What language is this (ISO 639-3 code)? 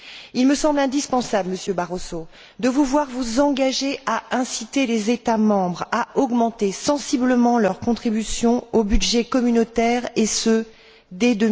fra